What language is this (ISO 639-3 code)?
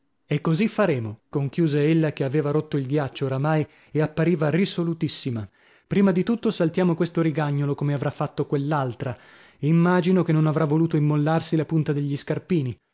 ita